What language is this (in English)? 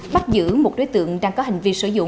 Vietnamese